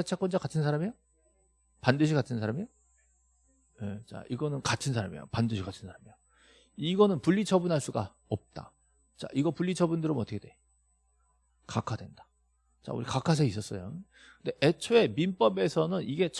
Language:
Korean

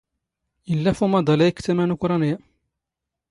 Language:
Standard Moroccan Tamazight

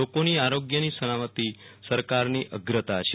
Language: Gujarati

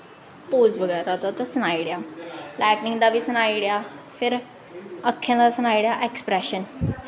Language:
Dogri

